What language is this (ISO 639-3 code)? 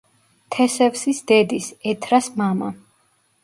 kat